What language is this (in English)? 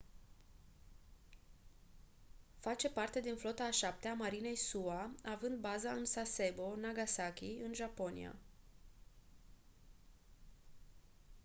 Romanian